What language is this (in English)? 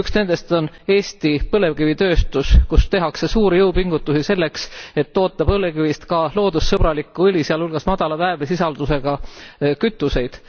Estonian